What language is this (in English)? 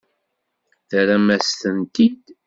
Kabyle